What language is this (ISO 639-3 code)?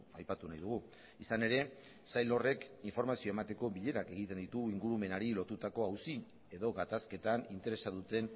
eus